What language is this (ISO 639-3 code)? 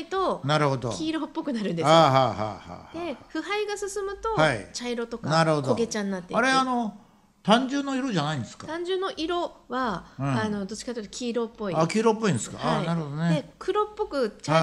jpn